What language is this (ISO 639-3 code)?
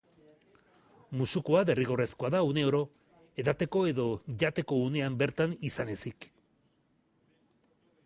eus